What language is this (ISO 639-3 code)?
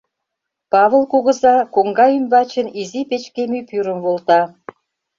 chm